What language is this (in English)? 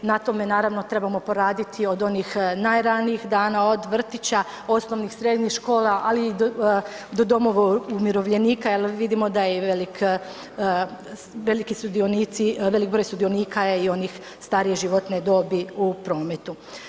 Croatian